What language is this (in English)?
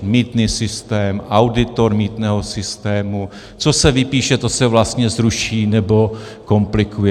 Czech